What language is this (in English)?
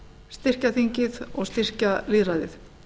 Icelandic